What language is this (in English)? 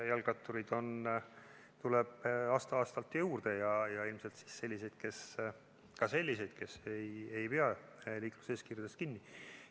Estonian